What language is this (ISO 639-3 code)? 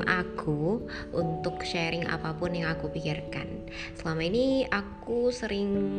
ind